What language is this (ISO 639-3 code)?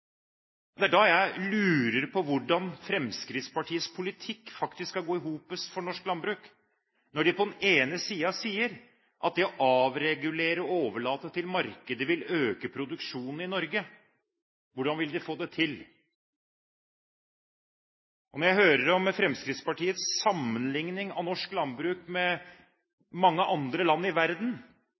nob